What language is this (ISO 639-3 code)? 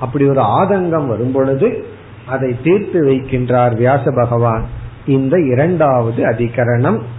tam